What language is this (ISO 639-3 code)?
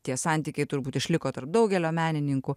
lit